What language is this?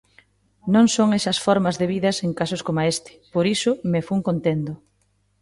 Galician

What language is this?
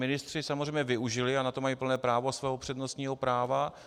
Czech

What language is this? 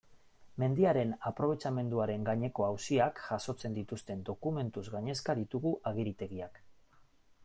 Basque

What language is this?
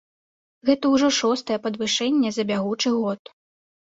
Belarusian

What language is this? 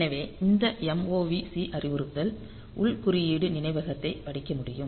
Tamil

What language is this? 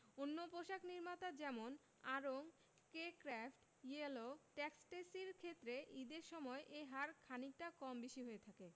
Bangla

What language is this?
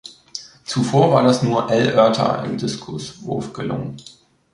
German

